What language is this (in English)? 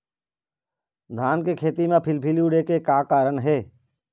Chhattisgarhi